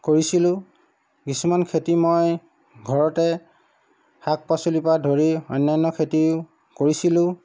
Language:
Assamese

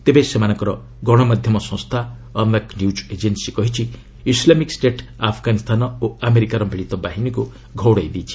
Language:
Odia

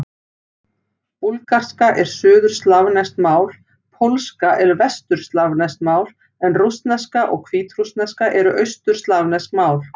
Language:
Icelandic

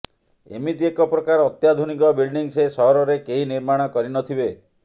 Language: Odia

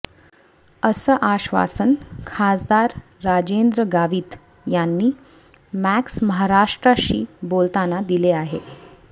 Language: Marathi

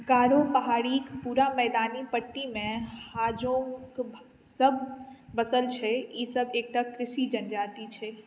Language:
Maithili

